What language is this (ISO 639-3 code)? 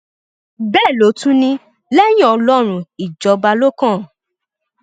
yor